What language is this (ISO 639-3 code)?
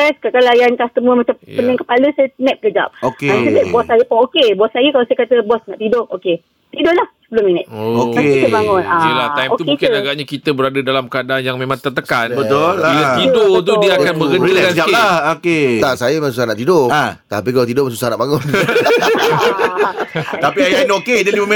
msa